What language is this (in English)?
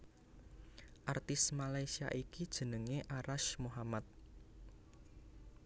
Javanese